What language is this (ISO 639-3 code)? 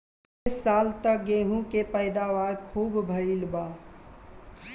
bho